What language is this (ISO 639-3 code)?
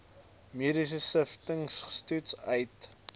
afr